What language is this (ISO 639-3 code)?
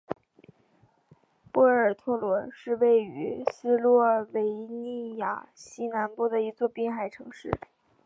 zho